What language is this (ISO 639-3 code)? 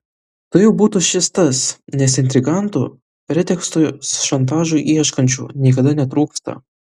lit